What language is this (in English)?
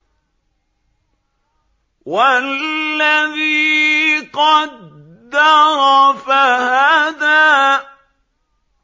Arabic